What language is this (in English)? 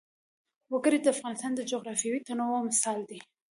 Pashto